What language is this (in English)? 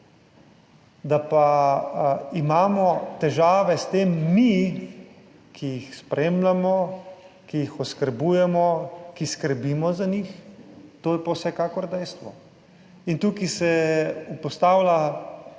Slovenian